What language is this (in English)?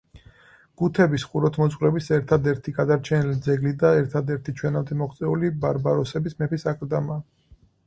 Georgian